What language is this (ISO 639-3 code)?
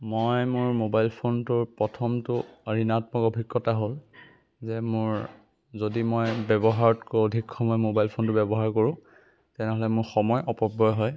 asm